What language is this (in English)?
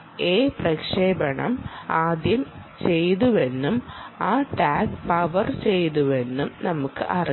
Malayalam